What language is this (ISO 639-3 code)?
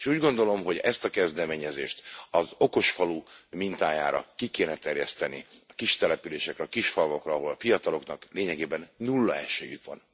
hun